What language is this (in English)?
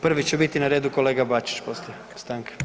Croatian